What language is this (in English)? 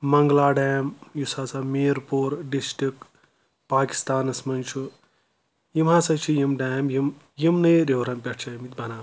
Kashmiri